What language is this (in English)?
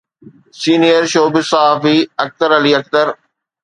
Sindhi